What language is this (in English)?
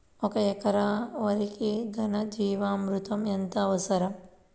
Telugu